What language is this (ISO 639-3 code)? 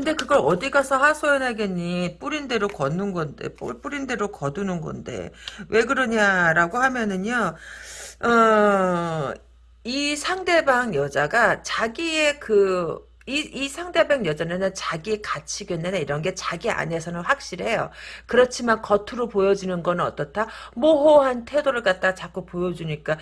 kor